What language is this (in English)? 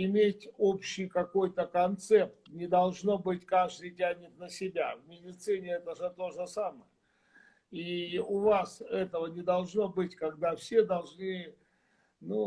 Russian